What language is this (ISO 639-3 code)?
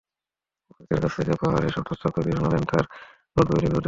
ben